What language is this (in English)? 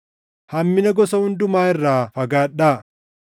Oromo